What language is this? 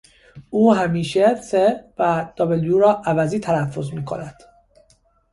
Persian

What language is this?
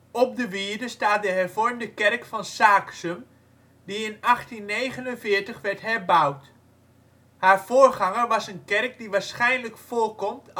Dutch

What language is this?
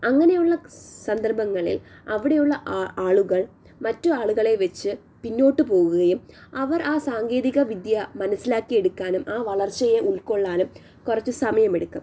Malayalam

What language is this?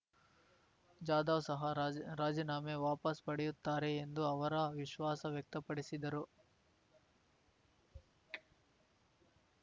Kannada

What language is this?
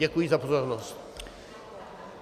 Czech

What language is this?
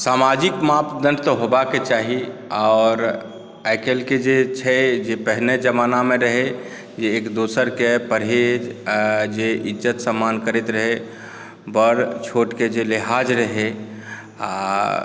Maithili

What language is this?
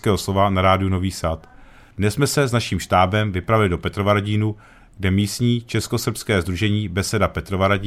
Czech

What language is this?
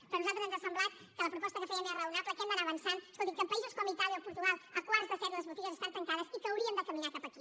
Catalan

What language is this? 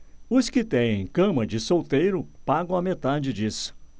Portuguese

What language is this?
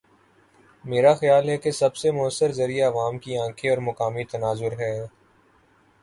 Urdu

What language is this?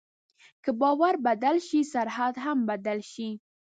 Pashto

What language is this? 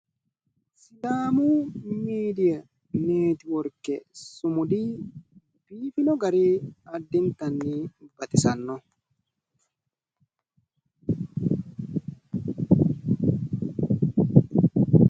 Sidamo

